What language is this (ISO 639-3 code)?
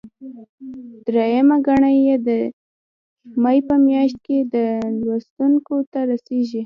pus